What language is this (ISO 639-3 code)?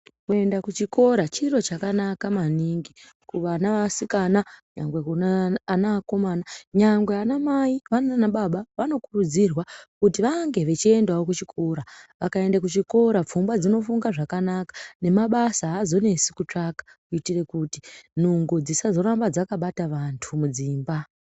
ndc